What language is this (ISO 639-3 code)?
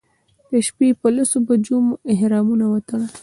pus